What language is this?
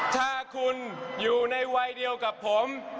Thai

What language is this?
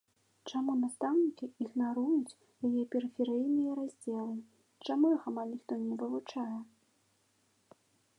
Belarusian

